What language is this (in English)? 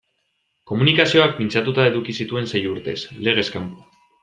Basque